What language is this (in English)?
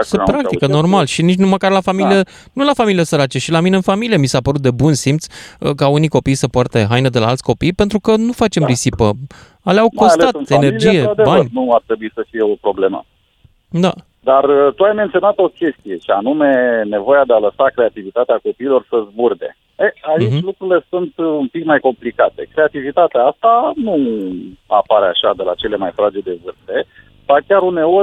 Romanian